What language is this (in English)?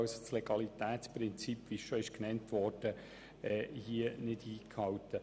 Swiss German